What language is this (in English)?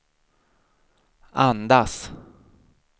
Swedish